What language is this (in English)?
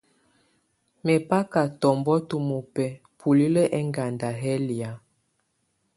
Tunen